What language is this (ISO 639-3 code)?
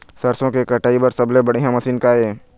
hne